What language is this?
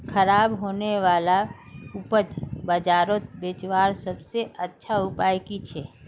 Magahi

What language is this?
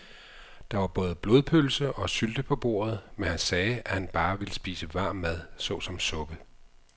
Danish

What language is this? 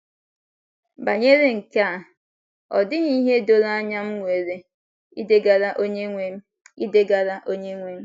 Igbo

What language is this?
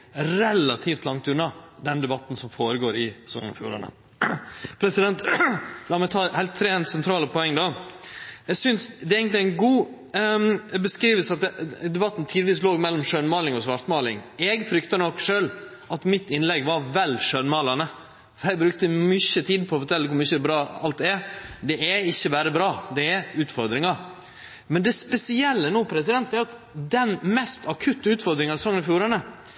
Norwegian Nynorsk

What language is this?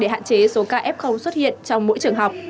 Vietnamese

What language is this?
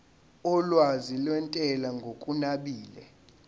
Zulu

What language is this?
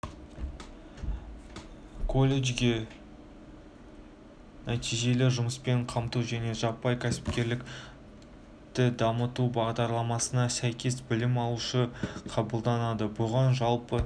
Kazakh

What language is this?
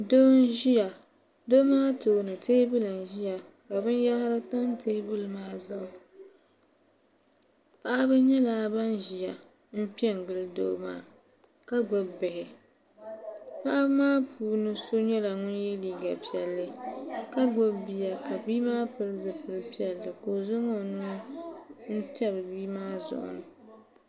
Dagbani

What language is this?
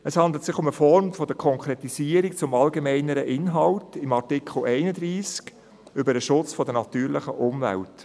Swiss German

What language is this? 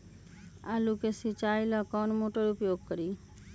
Magahi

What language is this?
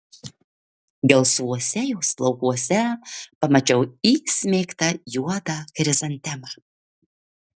Lithuanian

